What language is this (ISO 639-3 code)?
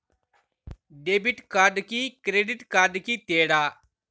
tel